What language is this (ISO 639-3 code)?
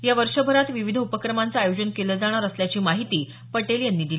mar